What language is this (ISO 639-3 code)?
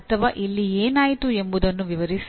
kan